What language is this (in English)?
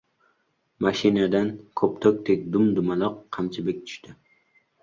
Uzbek